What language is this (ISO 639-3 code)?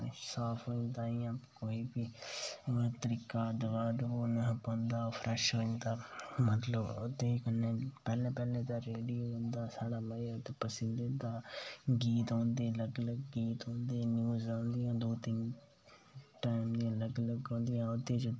doi